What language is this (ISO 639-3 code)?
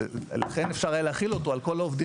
heb